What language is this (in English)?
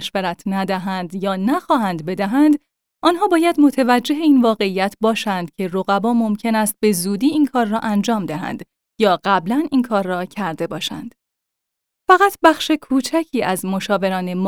Persian